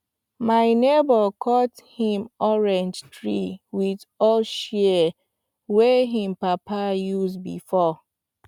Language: Nigerian Pidgin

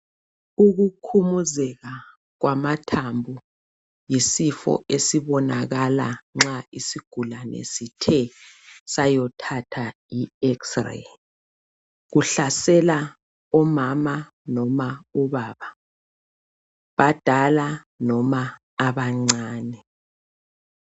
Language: North Ndebele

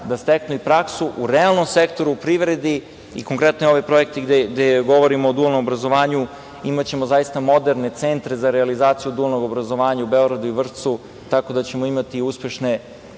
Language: Serbian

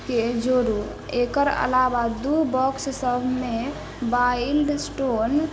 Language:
Maithili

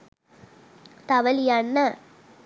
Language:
Sinhala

